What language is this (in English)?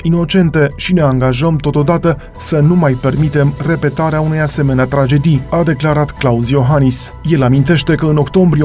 Romanian